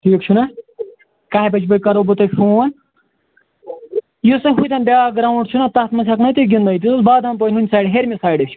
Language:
Kashmiri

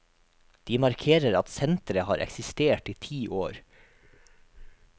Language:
Norwegian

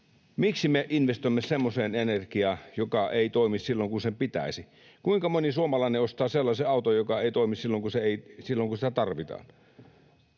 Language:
Finnish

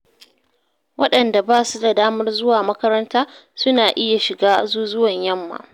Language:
Hausa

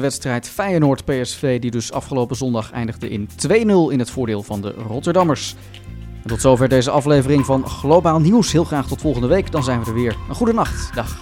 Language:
Dutch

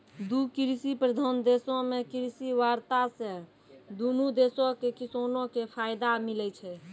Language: Maithili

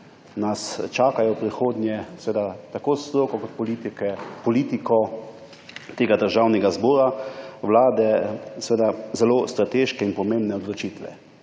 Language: Slovenian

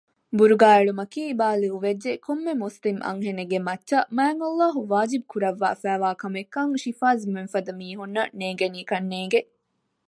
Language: Divehi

